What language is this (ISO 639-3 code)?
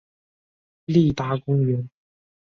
zho